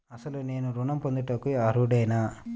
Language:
Telugu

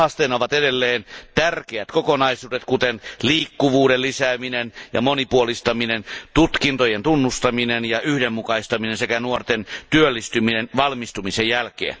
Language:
Finnish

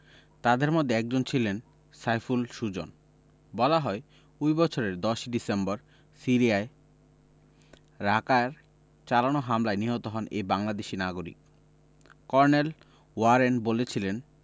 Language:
Bangla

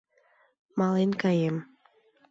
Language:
Mari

